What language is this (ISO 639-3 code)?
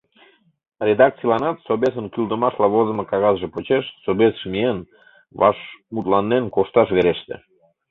chm